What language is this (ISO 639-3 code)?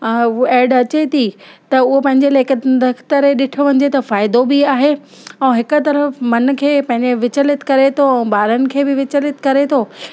snd